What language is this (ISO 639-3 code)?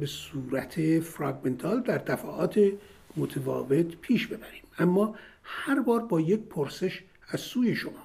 fas